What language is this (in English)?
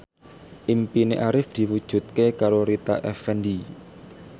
Javanese